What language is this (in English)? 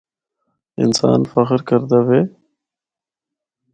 Northern Hindko